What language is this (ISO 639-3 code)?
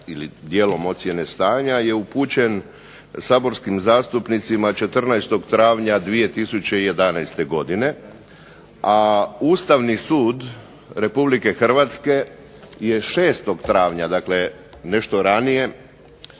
hrv